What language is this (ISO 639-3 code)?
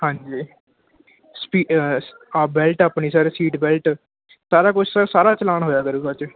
pan